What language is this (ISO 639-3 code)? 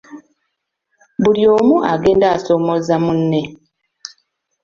lug